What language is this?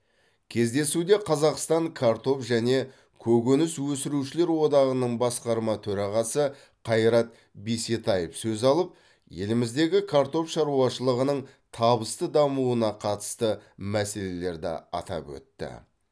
Kazakh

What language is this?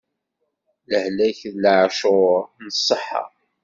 Kabyle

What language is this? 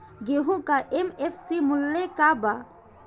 Bhojpuri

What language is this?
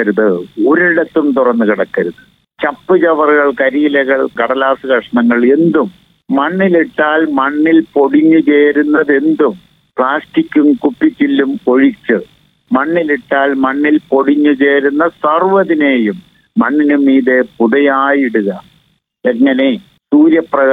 Malayalam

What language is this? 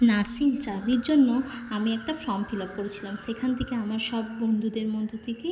Bangla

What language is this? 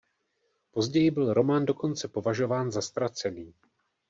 Czech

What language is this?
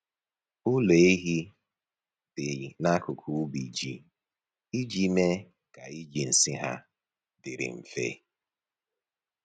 Igbo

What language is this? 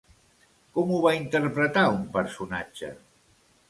Catalan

